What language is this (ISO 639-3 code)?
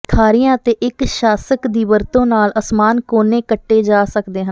pan